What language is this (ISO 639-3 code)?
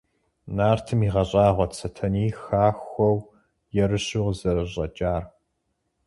kbd